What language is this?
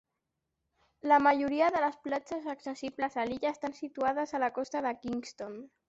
Catalan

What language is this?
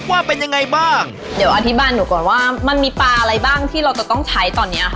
Thai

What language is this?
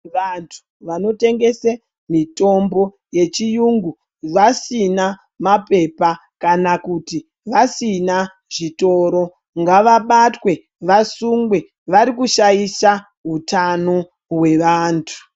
Ndau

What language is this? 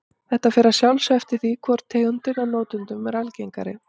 Icelandic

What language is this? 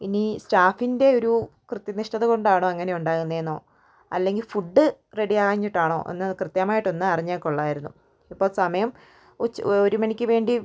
Malayalam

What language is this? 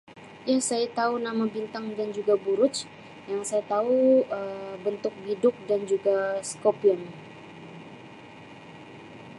Sabah Malay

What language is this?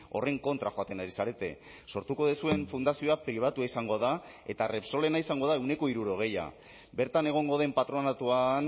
Basque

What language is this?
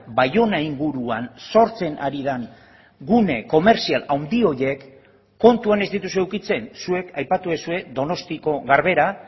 Basque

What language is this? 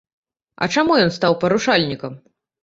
Belarusian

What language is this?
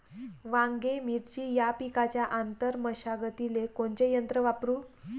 Marathi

